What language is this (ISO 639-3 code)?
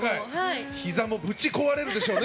jpn